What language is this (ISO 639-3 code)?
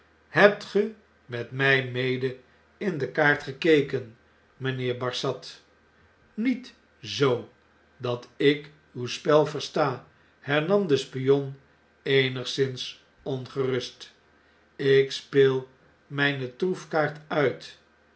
nld